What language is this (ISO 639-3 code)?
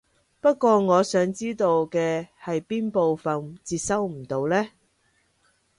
yue